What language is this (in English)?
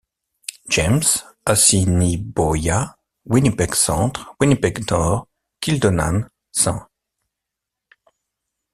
French